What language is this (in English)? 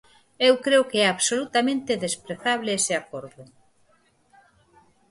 Galician